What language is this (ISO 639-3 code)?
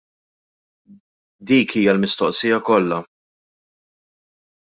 mlt